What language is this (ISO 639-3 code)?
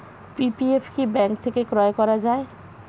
ben